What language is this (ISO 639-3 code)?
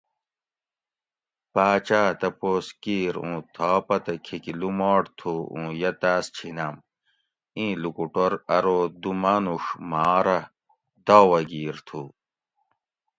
gwc